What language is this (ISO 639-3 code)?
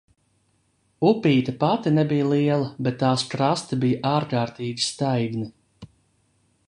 lav